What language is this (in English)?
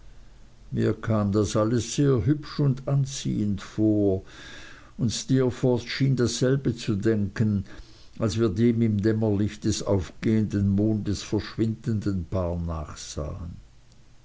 German